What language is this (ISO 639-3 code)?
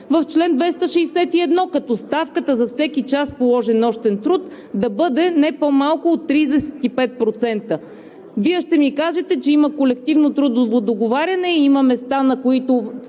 bul